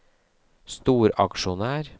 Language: Norwegian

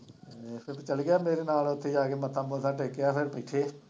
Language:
Punjabi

